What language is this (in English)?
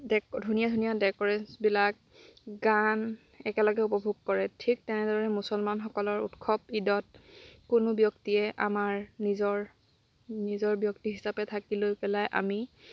Assamese